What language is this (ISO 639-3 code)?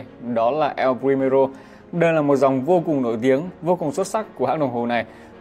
vie